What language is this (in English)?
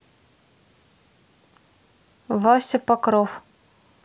Russian